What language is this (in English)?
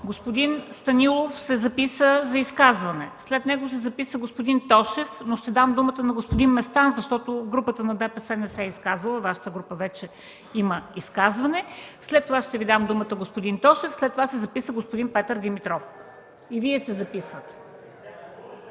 Bulgarian